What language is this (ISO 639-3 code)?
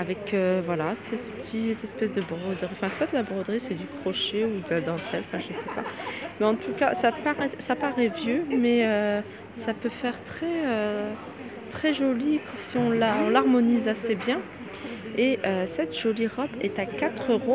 fra